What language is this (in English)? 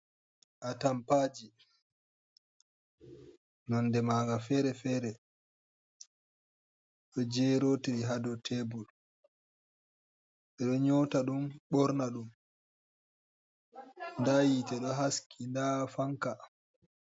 Fula